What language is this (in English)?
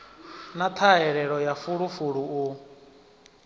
Venda